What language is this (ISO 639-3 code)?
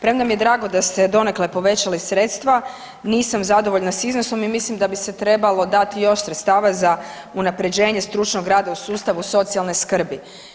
hrv